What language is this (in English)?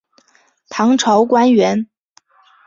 Chinese